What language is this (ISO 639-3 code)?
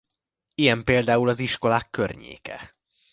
hun